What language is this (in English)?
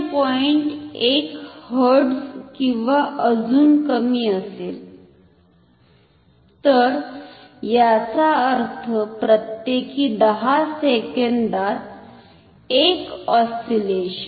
Marathi